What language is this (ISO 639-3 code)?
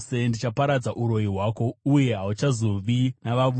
sna